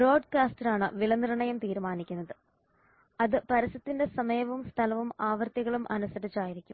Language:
Malayalam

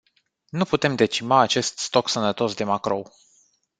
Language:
Romanian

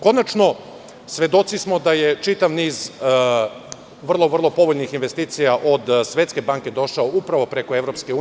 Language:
Serbian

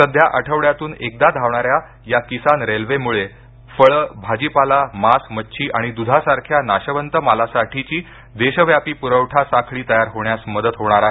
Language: Marathi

